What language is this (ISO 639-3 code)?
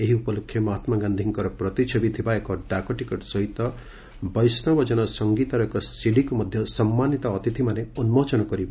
ori